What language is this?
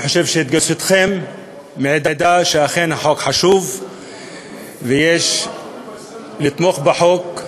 Hebrew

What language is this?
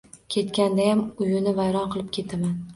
Uzbek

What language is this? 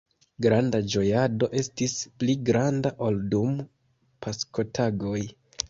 Esperanto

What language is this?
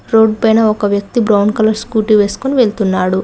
Telugu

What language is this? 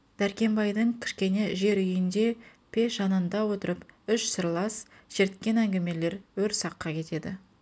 Kazakh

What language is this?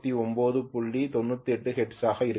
Tamil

